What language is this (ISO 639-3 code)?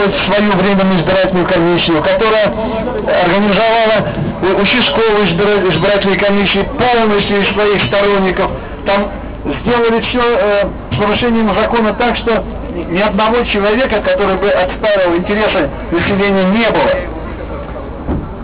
rus